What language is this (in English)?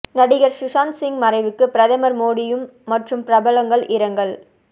Tamil